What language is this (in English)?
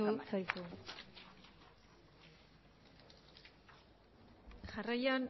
Basque